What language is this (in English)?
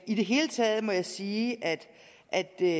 Danish